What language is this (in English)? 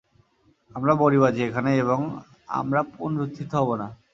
Bangla